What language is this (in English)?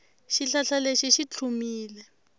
Tsonga